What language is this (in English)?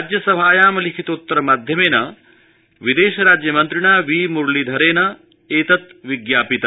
Sanskrit